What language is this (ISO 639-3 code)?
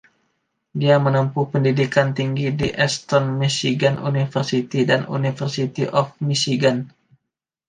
ind